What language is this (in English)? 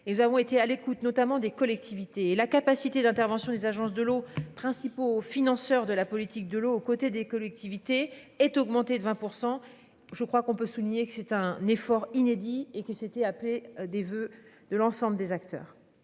French